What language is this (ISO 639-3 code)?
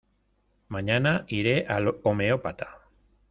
spa